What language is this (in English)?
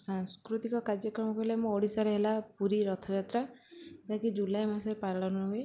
Odia